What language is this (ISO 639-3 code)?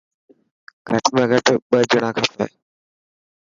mki